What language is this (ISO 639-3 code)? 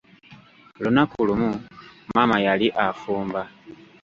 lug